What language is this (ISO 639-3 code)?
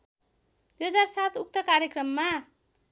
nep